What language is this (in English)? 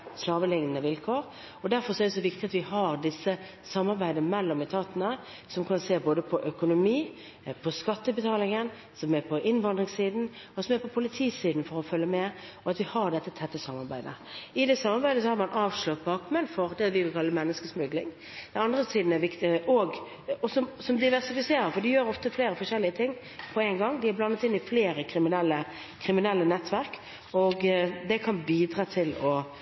Norwegian Bokmål